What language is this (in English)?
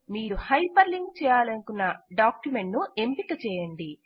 Telugu